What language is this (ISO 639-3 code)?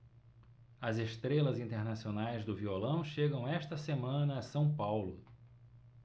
por